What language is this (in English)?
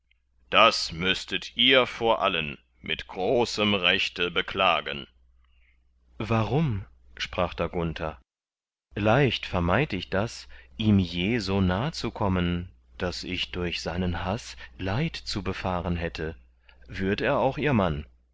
German